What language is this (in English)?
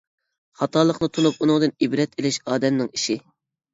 Uyghur